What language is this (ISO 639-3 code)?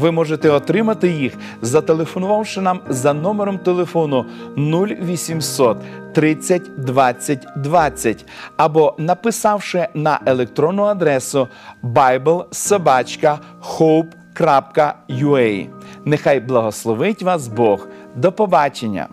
ukr